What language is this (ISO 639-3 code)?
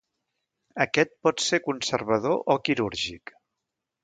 cat